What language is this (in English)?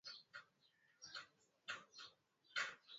Swahili